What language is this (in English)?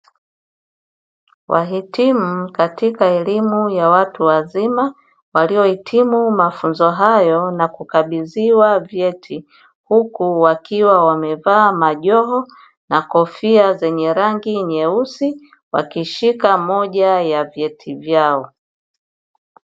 Swahili